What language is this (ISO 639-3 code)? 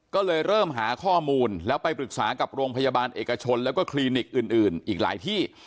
tha